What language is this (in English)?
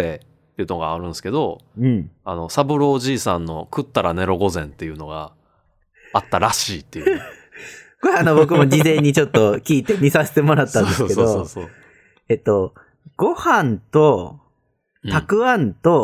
Japanese